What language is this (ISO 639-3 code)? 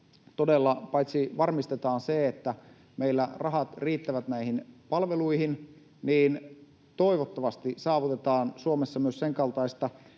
fin